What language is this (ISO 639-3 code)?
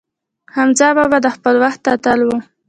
pus